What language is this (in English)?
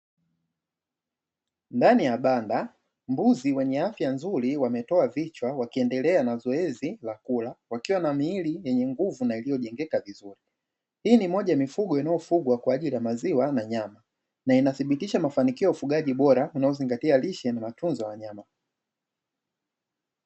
Swahili